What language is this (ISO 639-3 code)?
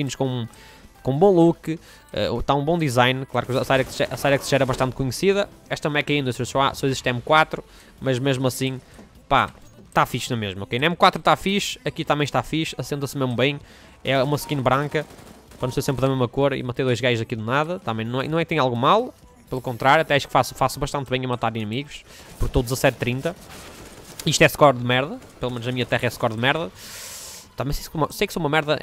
por